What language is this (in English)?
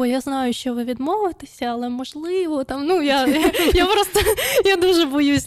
Ukrainian